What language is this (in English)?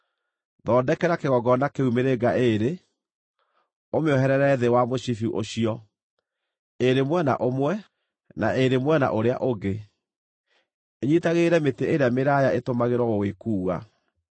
Kikuyu